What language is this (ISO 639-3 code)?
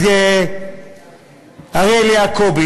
heb